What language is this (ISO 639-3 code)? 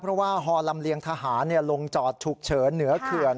tha